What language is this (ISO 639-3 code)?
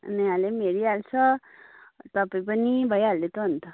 nep